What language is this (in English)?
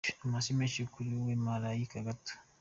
Kinyarwanda